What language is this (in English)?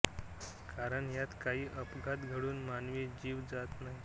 Marathi